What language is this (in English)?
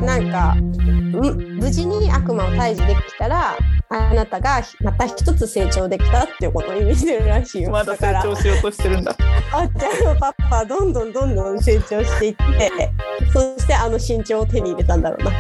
Japanese